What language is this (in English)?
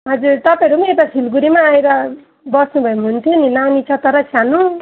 Nepali